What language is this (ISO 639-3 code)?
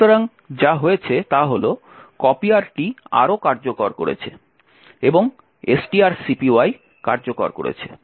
ben